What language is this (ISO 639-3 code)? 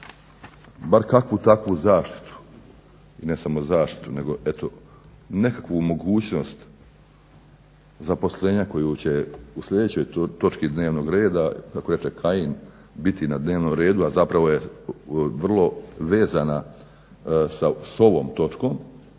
hrv